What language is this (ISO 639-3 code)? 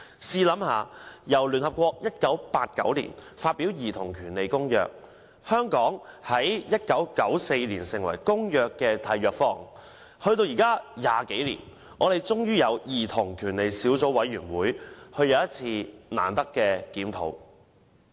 yue